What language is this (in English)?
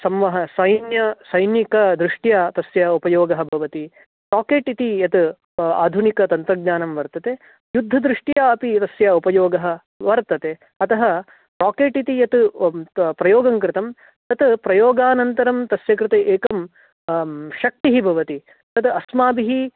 Sanskrit